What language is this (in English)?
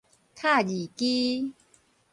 Min Nan Chinese